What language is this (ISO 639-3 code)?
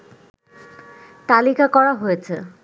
ben